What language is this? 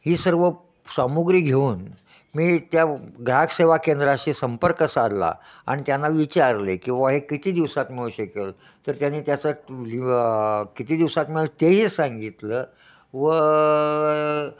Marathi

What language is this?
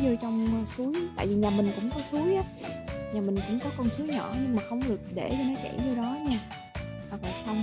Vietnamese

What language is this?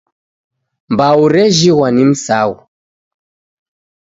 Taita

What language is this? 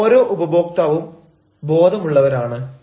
Malayalam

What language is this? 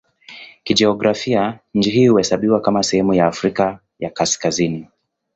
Swahili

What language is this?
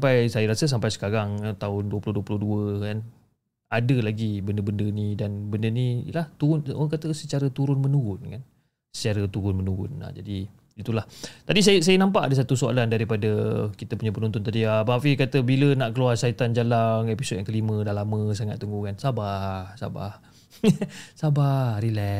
Malay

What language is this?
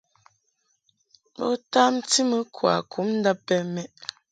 Mungaka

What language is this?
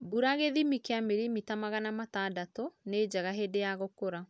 Kikuyu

